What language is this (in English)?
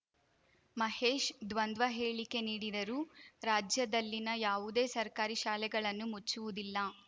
Kannada